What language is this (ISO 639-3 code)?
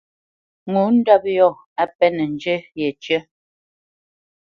bce